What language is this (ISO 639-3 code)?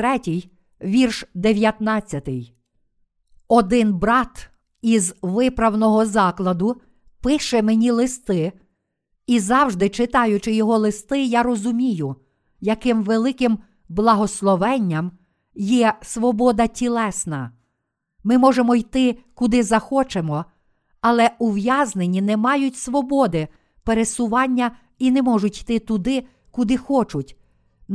ukr